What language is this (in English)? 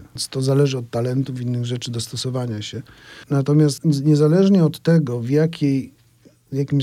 Polish